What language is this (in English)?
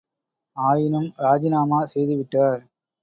Tamil